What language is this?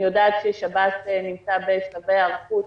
Hebrew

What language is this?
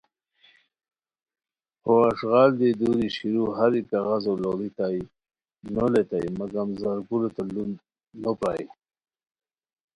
Khowar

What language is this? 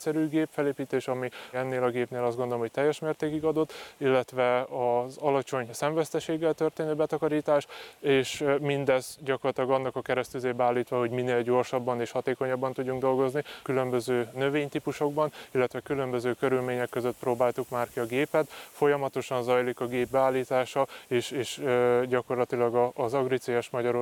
Hungarian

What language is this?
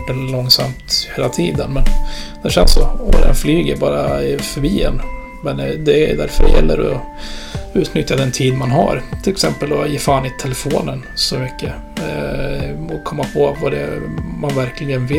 Swedish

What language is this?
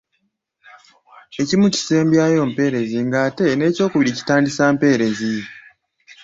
Ganda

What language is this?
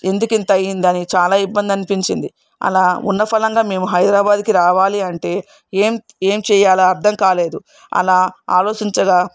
Telugu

